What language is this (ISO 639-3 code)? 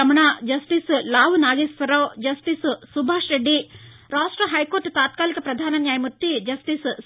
tel